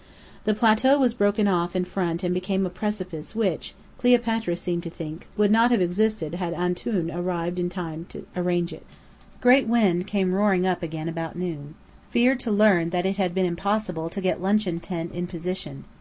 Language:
English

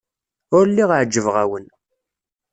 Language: Kabyle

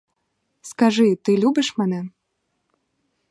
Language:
Ukrainian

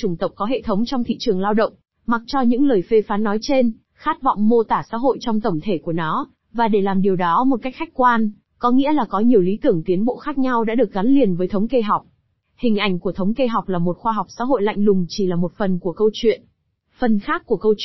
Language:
Vietnamese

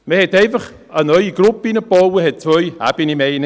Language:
Swiss German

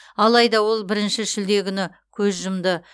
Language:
Kazakh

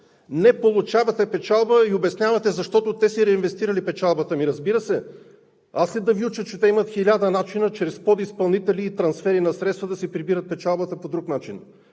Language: Bulgarian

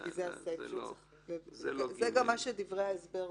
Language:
Hebrew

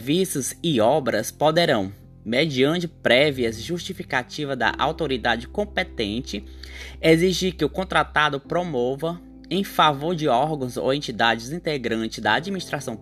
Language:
Portuguese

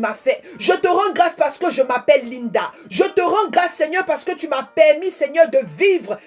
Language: French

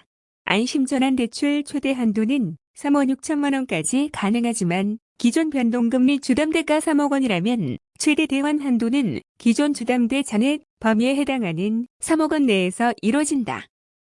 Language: Korean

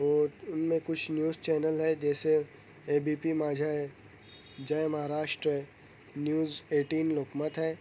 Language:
Urdu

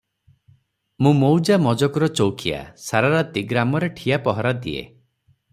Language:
Odia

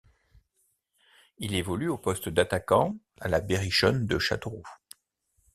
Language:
French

